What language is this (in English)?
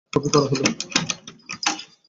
Bangla